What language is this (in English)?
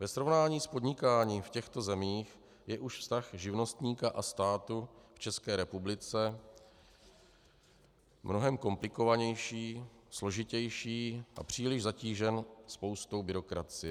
Czech